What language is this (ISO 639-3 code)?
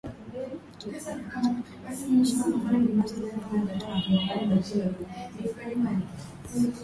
swa